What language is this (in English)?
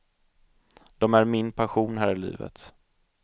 Swedish